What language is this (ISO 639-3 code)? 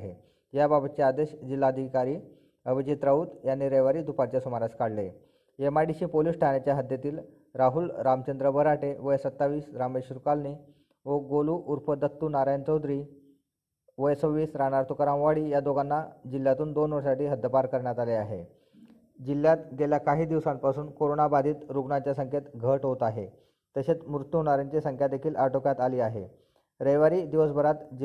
mar